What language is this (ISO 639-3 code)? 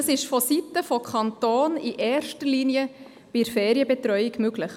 gsw